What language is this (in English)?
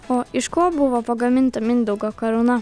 Lithuanian